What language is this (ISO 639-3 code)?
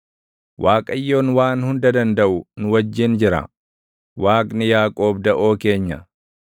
orm